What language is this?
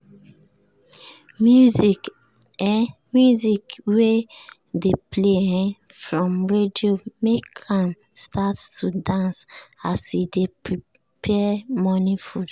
Nigerian Pidgin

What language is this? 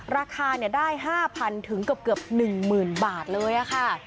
Thai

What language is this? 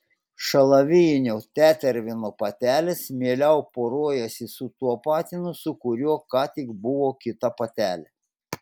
Lithuanian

